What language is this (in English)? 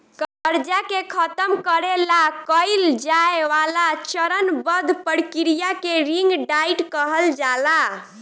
Bhojpuri